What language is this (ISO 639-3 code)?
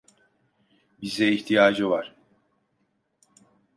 tur